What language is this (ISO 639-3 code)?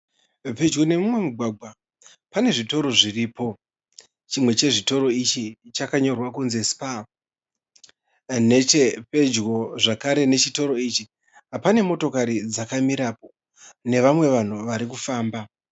sna